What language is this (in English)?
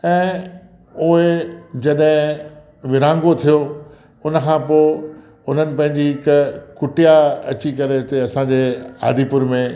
Sindhi